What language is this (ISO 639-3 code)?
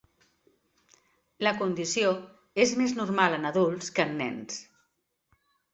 cat